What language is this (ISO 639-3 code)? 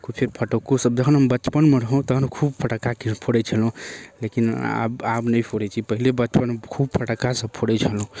mai